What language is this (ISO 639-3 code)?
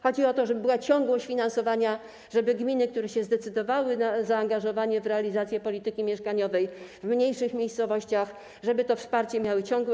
pol